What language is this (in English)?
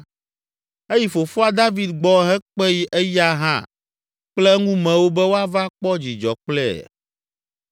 Ewe